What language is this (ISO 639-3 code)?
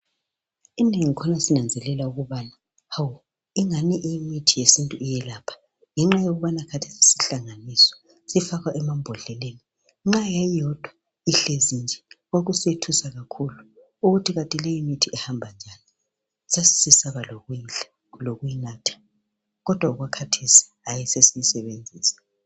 nde